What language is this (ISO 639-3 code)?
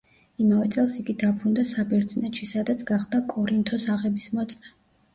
kat